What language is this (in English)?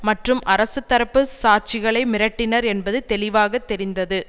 Tamil